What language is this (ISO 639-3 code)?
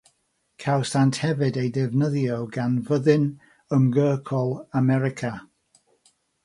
cym